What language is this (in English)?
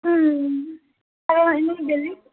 Assamese